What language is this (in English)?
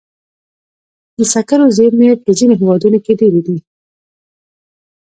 Pashto